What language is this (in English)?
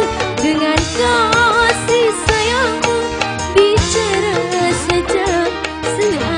Indonesian